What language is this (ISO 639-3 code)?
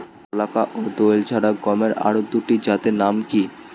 ben